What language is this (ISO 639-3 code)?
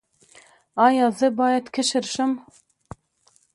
pus